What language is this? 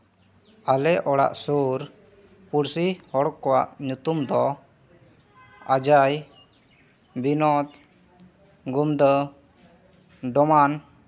Santali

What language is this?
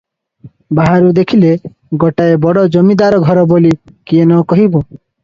Odia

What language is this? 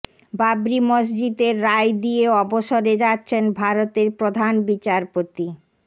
Bangla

